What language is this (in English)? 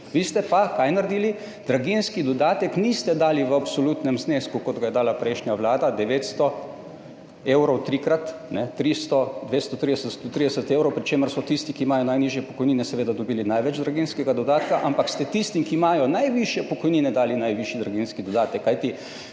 Slovenian